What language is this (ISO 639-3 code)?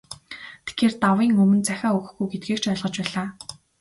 mon